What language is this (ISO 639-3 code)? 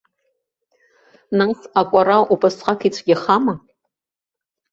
abk